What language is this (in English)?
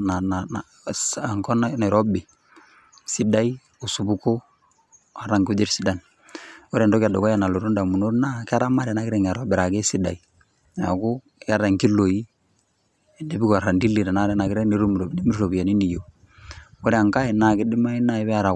Masai